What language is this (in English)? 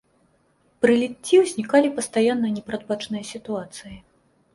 Belarusian